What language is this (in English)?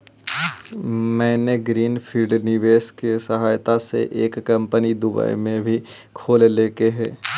Magahi